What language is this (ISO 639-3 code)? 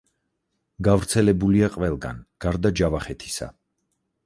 kat